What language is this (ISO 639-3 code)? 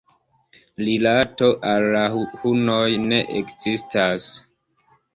epo